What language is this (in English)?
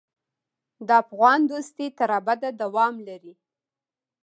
Pashto